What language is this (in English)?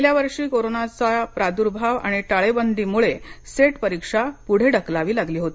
Marathi